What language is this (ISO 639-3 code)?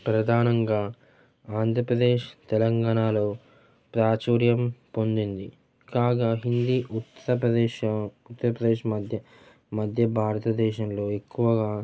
tel